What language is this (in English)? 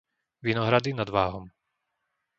Slovak